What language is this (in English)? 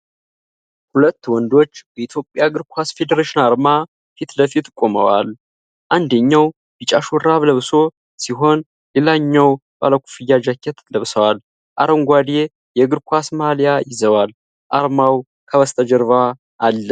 Amharic